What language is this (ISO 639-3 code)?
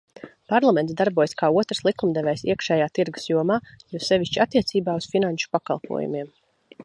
lav